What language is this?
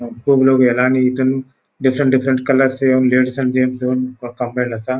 Konkani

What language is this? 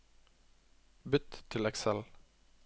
Norwegian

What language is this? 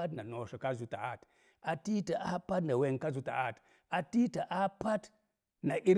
Mom Jango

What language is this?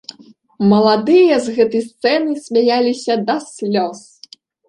Belarusian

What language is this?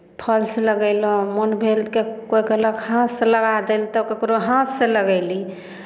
Maithili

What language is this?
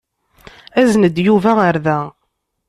Kabyle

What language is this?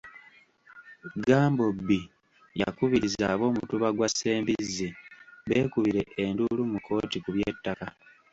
Ganda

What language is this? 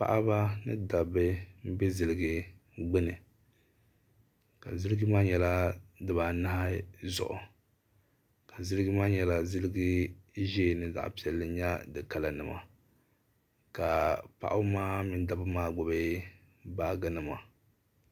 Dagbani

